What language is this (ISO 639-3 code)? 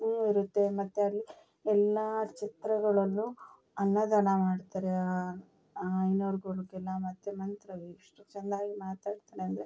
kan